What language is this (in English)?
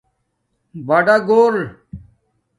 Domaaki